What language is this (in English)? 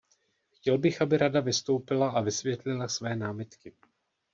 Czech